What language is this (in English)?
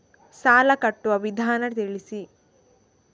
Kannada